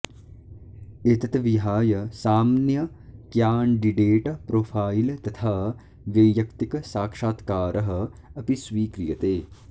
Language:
Sanskrit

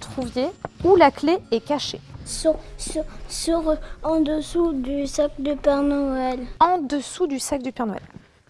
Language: French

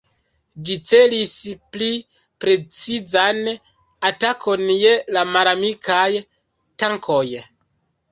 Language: Esperanto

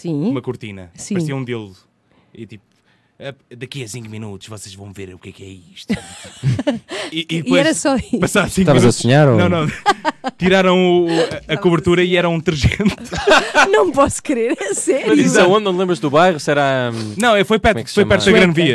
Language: Portuguese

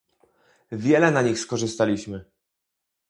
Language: Polish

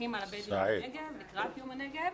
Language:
Hebrew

